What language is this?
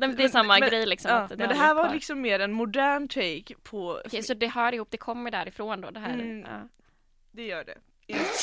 Swedish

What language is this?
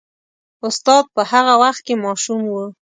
Pashto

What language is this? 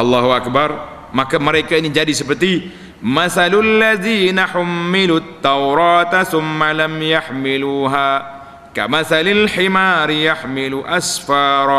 Malay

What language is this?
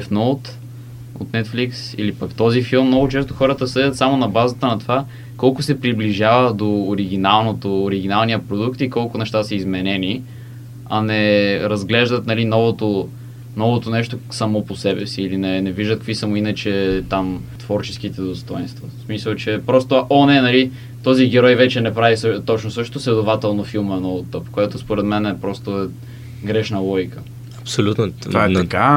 Bulgarian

